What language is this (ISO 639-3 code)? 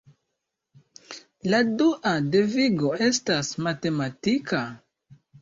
epo